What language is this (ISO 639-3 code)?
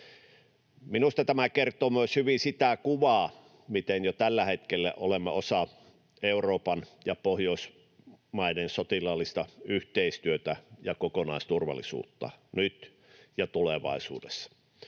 fin